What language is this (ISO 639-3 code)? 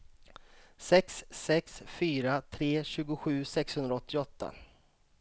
swe